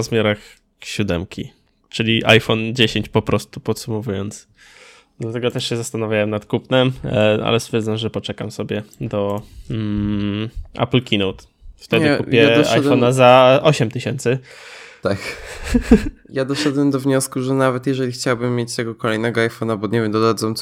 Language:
Polish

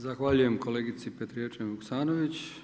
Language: Croatian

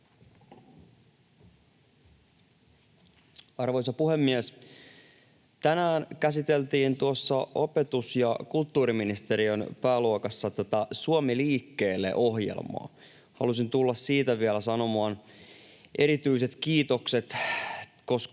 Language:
Finnish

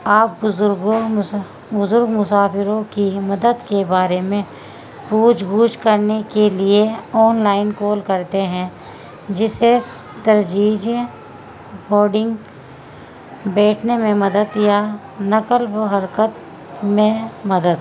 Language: Urdu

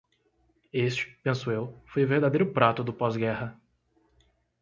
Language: Portuguese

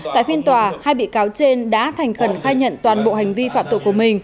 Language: Vietnamese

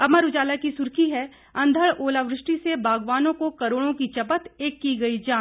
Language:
Hindi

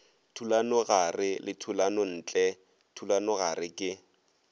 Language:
Northern Sotho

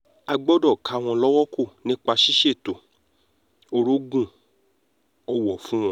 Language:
Yoruba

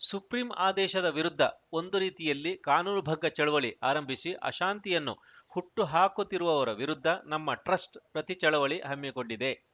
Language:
Kannada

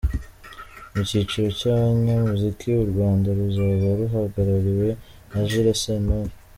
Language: Kinyarwanda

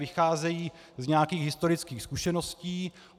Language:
Czech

